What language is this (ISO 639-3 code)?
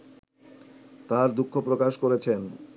ben